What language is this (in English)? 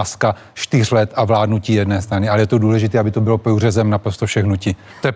Czech